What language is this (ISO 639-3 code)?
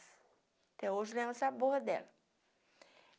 por